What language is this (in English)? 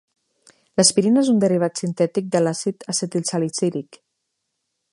Catalan